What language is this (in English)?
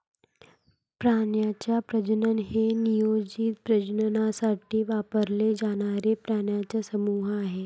Marathi